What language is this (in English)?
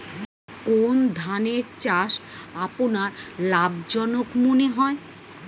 Bangla